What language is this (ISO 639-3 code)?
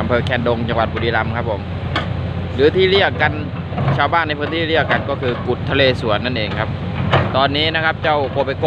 tha